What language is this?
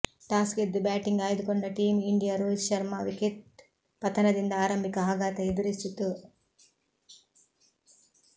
Kannada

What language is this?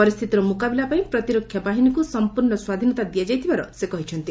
Odia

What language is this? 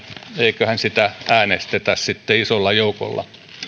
Finnish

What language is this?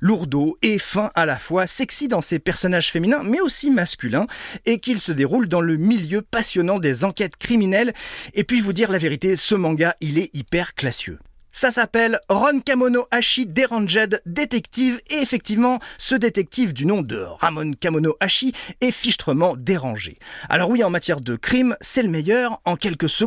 French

